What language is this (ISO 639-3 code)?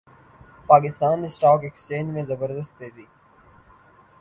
urd